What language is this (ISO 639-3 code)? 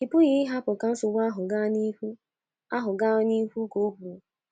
ibo